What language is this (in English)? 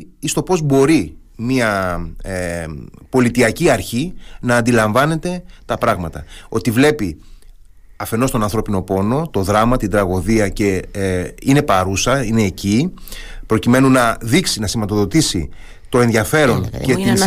Greek